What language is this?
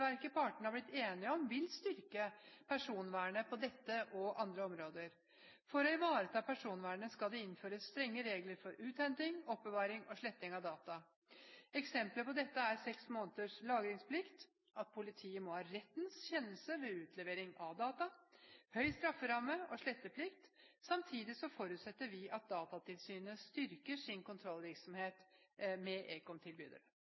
Norwegian Bokmål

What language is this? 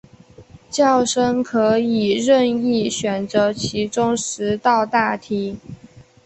Chinese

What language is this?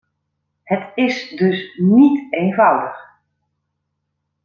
Dutch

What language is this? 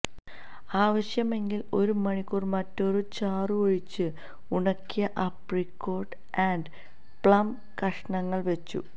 Malayalam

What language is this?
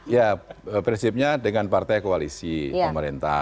Indonesian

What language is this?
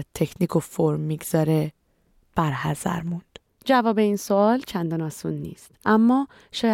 Persian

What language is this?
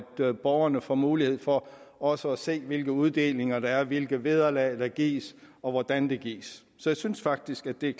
Danish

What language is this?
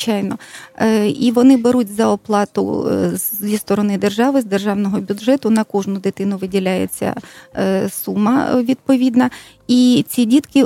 Ukrainian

